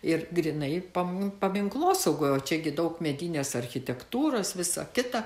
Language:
Lithuanian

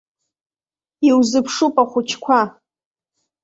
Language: Abkhazian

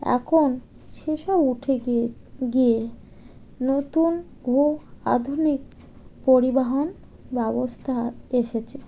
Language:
Bangla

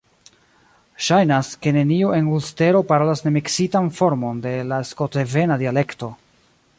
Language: Esperanto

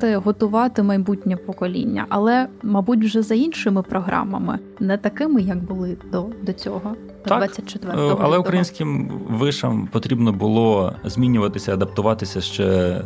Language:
Ukrainian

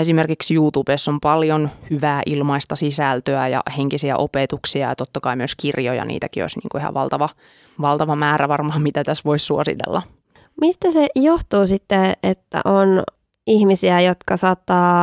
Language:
Finnish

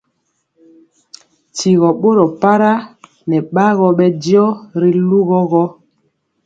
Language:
Mpiemo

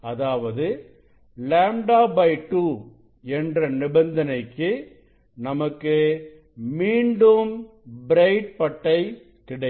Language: Tamil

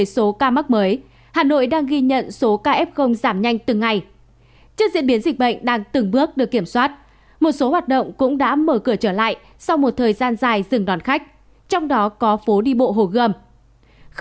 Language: Vietnamese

